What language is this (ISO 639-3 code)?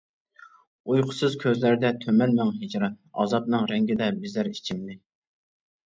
uig